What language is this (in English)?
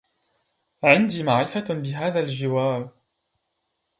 Arabic